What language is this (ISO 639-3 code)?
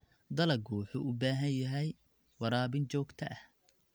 som